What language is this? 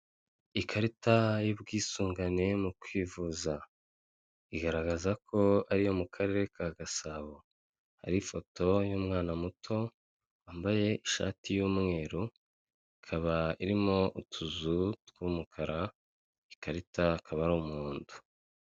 Kinyarwanda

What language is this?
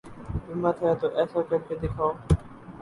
Urdu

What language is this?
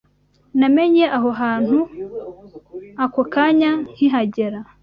Kinyarwanda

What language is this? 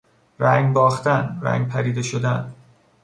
Persian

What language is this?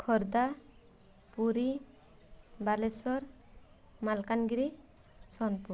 Odia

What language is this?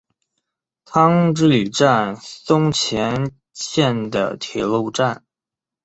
Chinese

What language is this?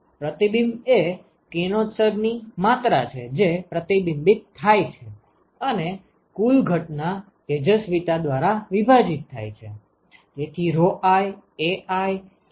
Gujarati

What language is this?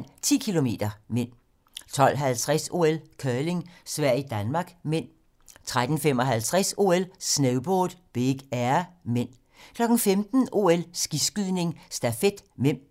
Danish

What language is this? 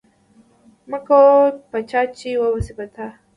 Pashto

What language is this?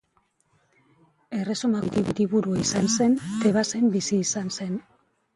Basque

